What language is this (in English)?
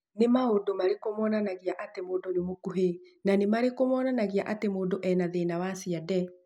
Kikuyu